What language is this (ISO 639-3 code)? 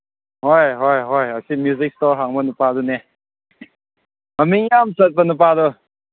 mni